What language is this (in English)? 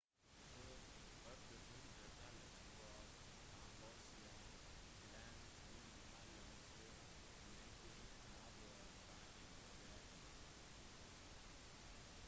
Norwegian Bokmål